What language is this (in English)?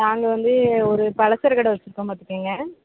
Tamil